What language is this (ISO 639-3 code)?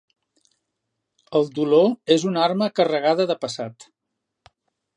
cat